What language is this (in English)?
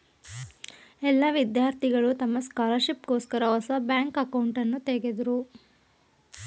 Kannada